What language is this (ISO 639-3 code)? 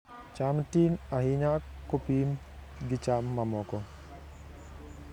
luo